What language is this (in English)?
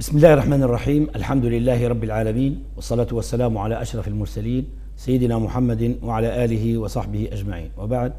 Arabic